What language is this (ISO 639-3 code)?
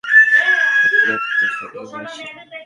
ben